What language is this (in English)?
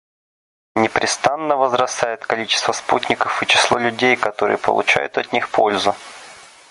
Russian